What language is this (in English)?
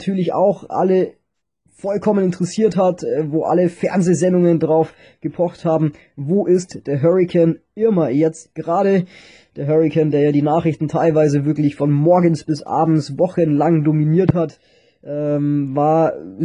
German